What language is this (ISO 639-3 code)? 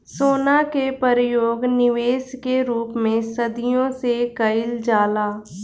bho